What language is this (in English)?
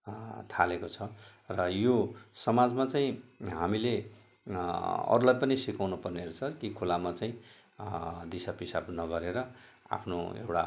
Nepali